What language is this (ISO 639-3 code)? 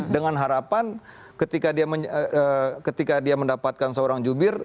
ind